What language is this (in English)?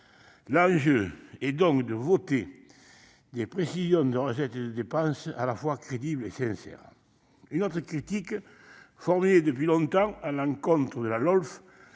French